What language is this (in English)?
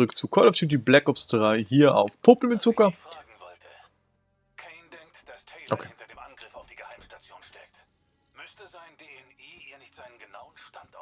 German